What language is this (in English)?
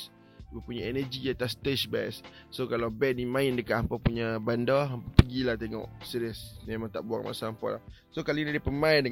Malay